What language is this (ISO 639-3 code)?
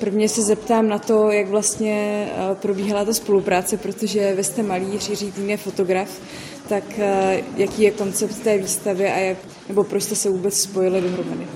ces